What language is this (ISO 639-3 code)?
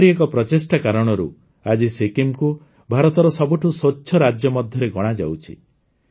ori